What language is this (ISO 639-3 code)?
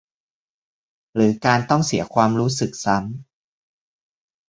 tha